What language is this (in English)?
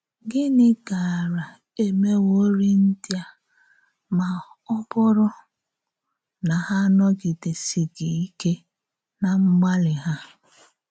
Igbo